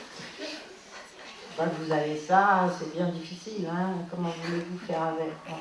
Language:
French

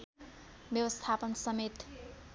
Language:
Nepali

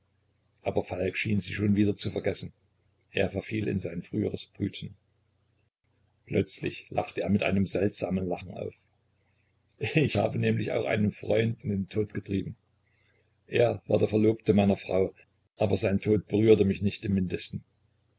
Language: German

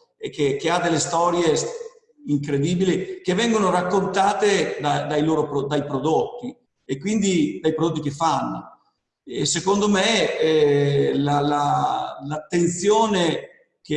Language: Italian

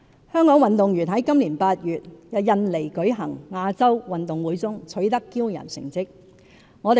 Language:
Cantonese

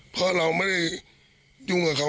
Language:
Thai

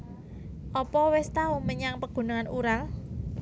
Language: Javanese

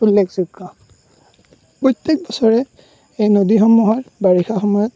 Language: Assamese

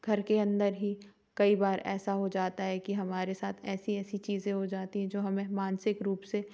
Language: Hindi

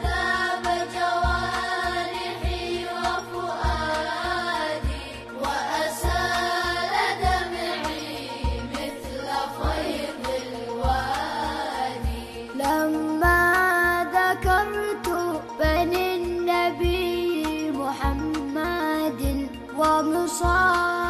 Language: Arabic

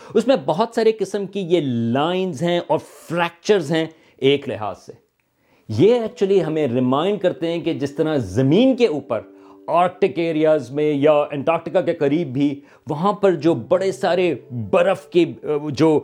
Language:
Urdu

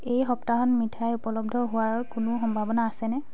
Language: Assamese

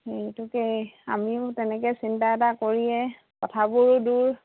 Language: Assamese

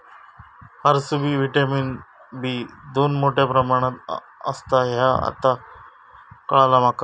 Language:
Marathi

